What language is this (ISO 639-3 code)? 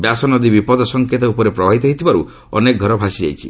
ori